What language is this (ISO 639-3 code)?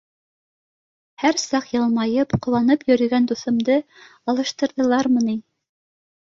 bak